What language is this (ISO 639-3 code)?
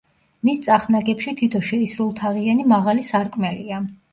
kat